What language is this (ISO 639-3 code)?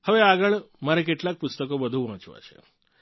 guj